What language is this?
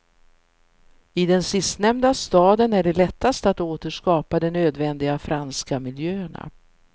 Swedish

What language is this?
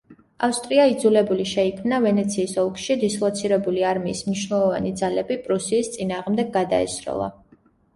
Georgian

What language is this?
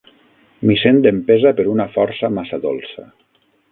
Catalan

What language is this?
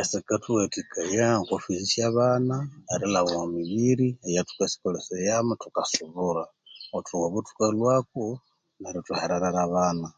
Konzo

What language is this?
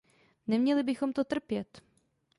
Czech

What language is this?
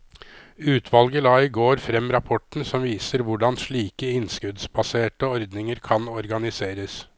Norwegian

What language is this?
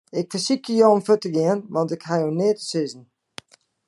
Western Frisian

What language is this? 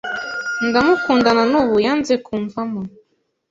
Kinyarwanda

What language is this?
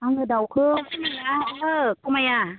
Bodo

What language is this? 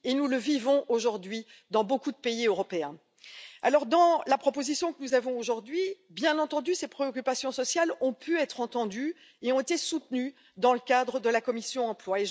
French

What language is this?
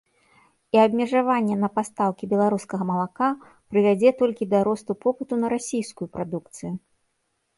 Belarusian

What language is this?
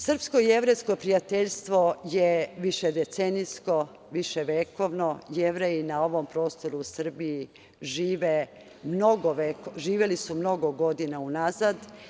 Serbian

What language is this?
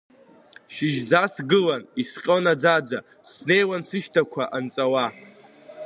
Abkhazian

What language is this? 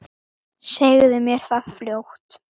Icelandic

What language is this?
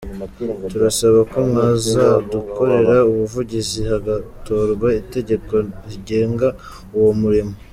Kinyarwanda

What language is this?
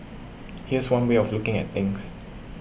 English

